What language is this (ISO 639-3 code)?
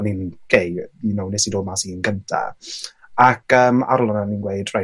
cym